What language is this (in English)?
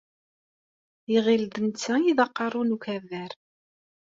Kabyle